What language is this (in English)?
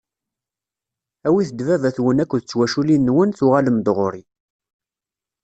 Kabyle